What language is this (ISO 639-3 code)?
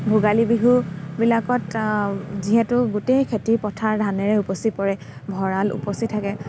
asm